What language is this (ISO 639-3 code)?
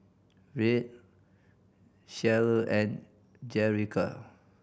eng